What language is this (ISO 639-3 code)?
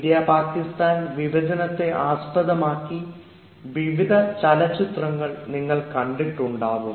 mal